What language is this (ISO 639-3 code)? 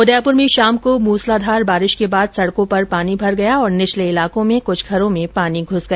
hin